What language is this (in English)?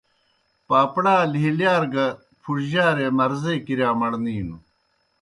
Kohistani Shina